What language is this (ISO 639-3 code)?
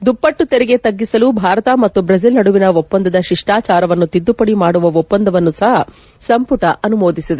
kan